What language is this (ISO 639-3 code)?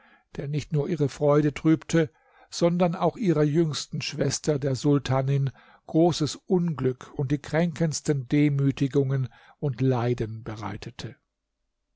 deu